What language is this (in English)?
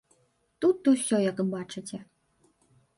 Belarusian